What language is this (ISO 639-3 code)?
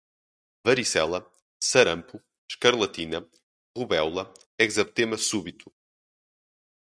por